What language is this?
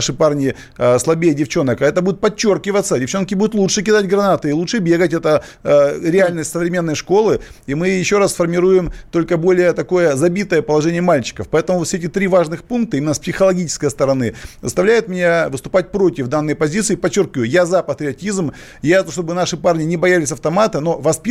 Russian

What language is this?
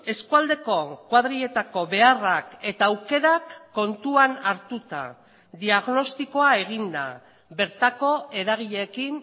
Basque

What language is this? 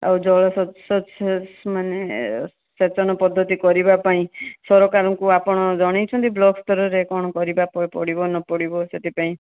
Odia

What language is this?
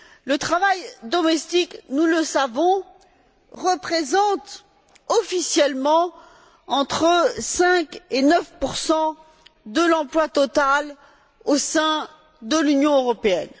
French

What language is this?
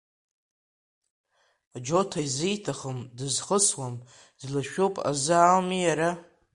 Abkhazian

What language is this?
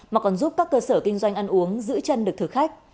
Vietnamese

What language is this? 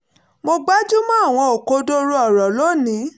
Yoruba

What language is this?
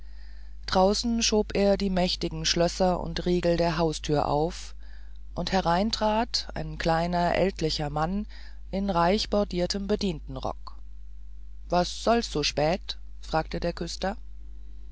German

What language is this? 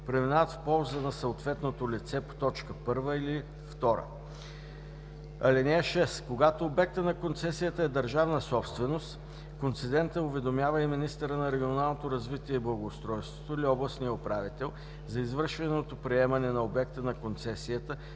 Bulgarian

